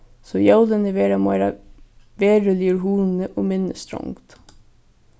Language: Faroese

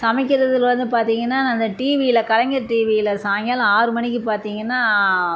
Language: Tamil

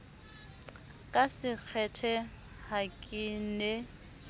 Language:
Southern Sotho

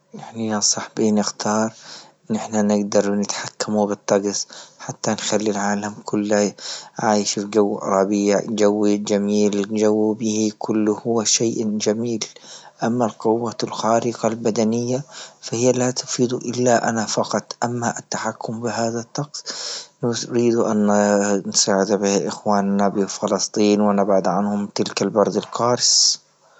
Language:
Libyan Arabic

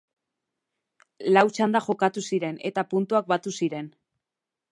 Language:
Basque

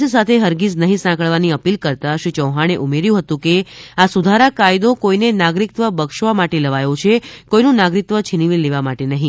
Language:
Gujarati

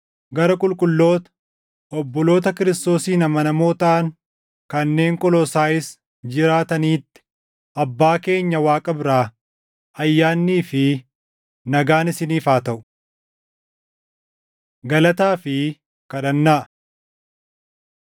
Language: Oromo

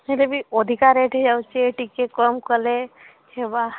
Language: Odia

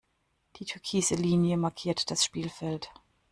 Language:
German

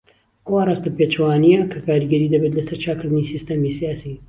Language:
Central Kurdish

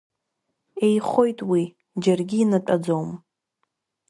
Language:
Abkhazian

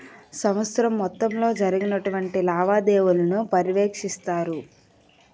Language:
Telugu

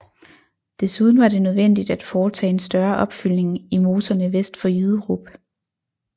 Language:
Danish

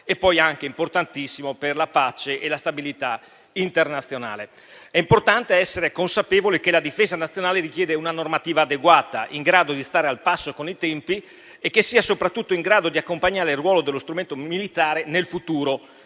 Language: Italian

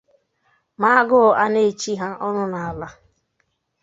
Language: Igbo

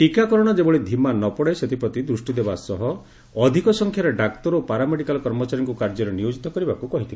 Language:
Odia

